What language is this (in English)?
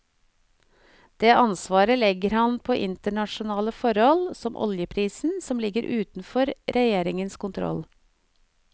Norwegian